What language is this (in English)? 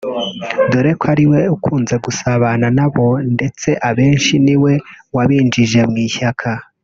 Kinyarwanda